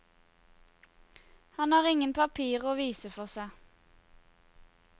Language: Norwegian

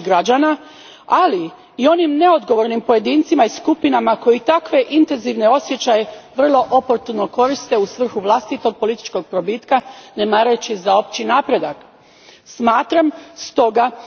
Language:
Croatian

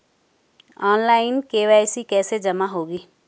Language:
Hindi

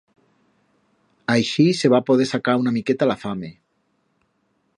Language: Aragonese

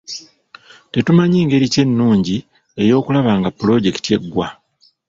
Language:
Ganda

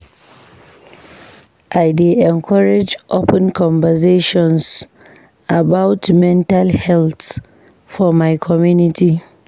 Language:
Nigerian Pidgin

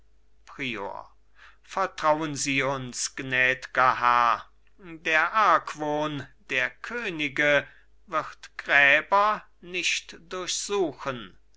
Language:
German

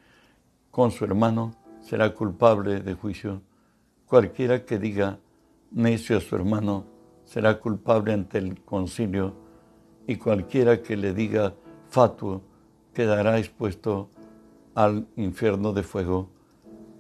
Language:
Spanish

